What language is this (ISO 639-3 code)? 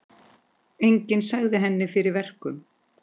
isl